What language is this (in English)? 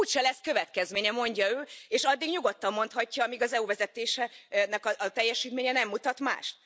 Hungarian